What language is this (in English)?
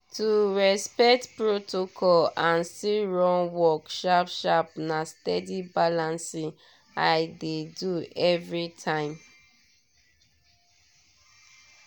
Nigerian Pidgin